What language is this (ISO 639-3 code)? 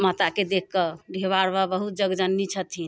mai